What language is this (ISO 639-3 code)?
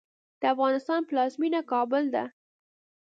pus